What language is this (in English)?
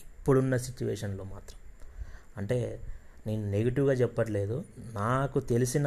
Telugu